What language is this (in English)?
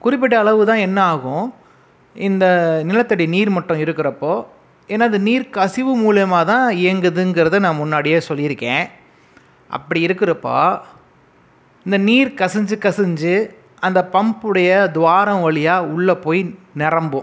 Tamil